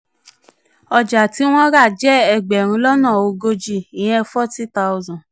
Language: Yoruba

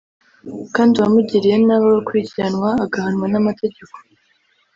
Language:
Kinyarwanda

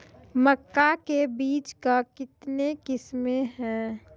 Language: Maithili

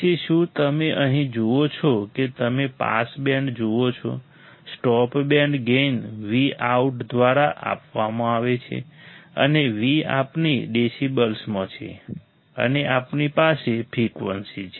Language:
Gujarati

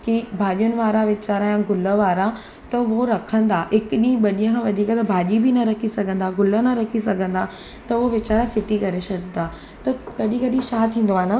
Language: Sindhi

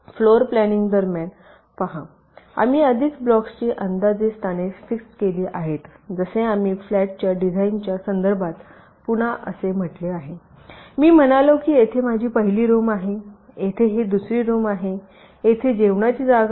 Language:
Marathi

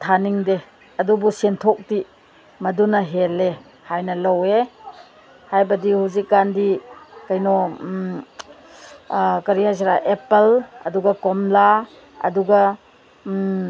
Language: Manipuri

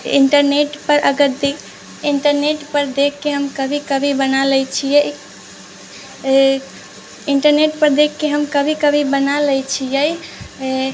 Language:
Maithili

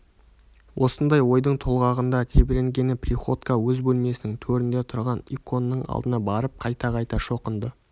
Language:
Kazakh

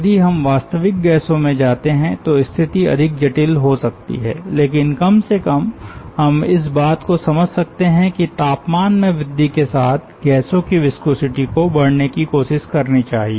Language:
Hindi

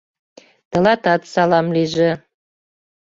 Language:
Mari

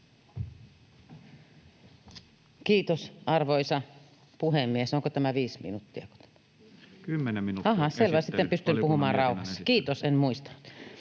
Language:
Finnish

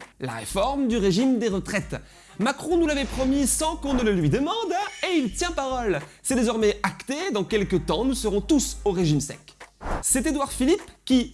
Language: French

